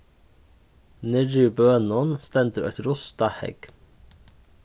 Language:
Faroese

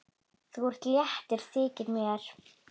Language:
Icelandic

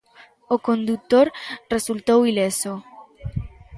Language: Galician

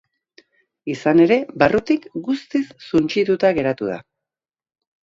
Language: Basque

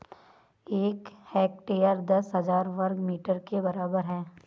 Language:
Hindi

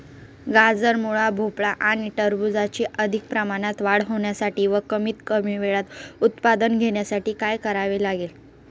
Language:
Marathi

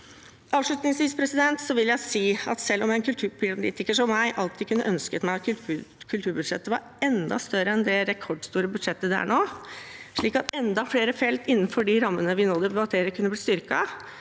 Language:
Norwegian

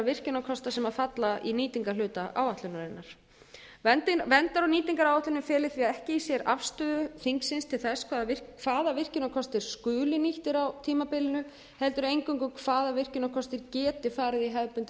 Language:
Icelandic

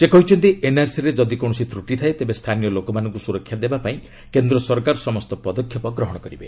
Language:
Odia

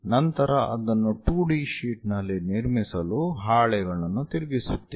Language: Kannada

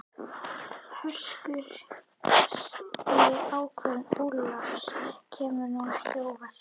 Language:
Icelandic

